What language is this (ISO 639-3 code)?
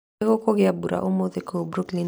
kik